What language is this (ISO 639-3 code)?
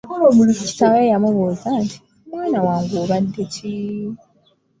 lug